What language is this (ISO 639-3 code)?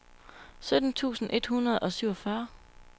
dan